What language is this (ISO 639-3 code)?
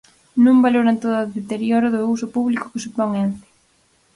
glg